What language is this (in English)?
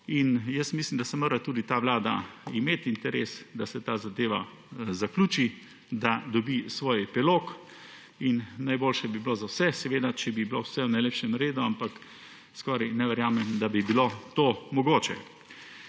Slovenian